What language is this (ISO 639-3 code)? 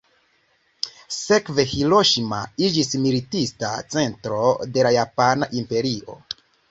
epo